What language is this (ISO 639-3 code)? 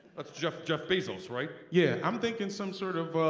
eng